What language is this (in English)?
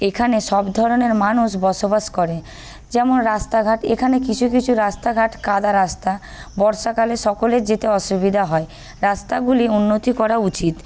Bangla